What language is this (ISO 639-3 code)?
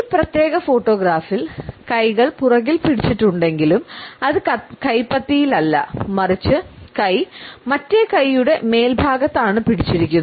mal